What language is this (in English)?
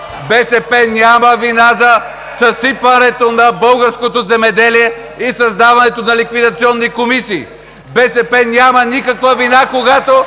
Bulgarian